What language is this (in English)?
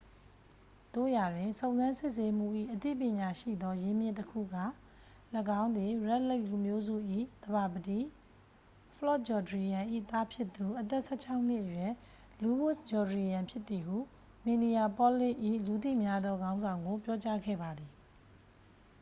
Burmese